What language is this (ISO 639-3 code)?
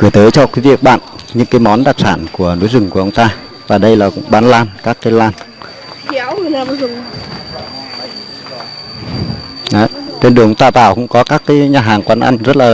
vie